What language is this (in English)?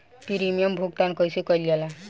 Bhojpuri